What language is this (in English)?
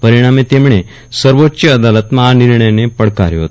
Gujarati